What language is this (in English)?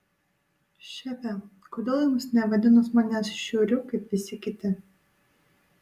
Lithuanian